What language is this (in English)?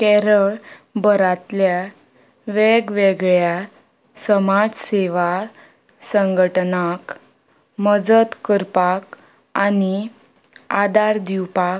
Konkani